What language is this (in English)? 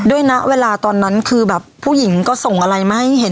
Thai